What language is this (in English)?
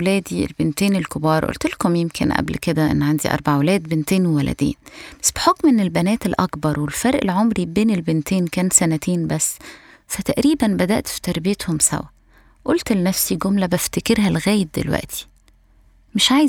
Arabic